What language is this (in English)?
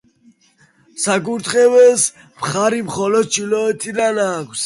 Georgian